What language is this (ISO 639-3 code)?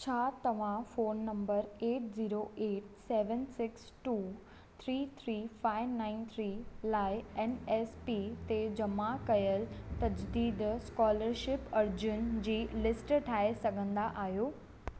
snd